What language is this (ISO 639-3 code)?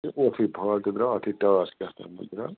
kas